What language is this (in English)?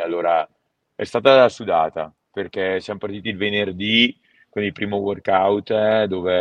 Italian